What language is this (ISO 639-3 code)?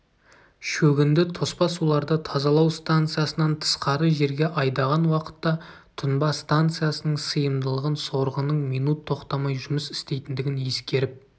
kaz